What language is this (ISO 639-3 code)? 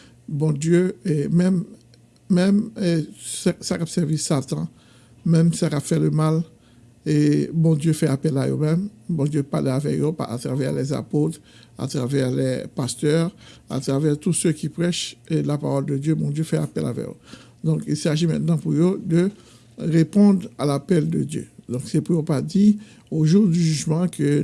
fra